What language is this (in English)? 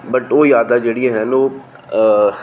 Dogri